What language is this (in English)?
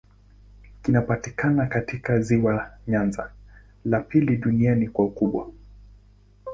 Swahili